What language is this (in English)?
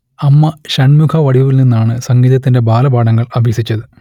Malayalam